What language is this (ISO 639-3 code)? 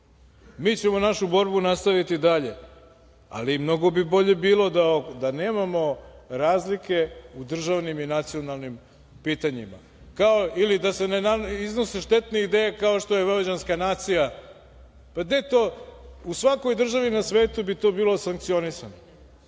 srp